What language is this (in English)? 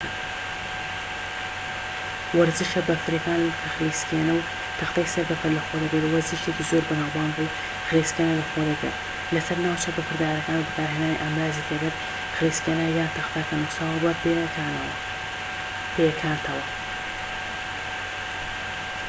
Central Kurdish